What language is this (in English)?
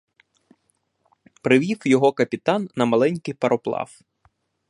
Ukrainian